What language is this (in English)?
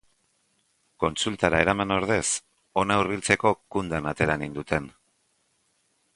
Basque